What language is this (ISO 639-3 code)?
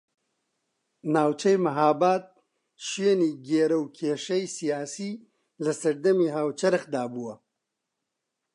ckb